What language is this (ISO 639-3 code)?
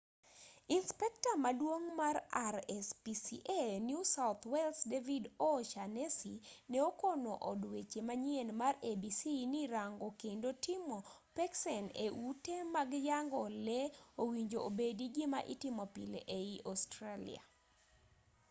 luo